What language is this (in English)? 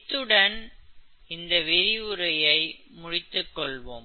Tamil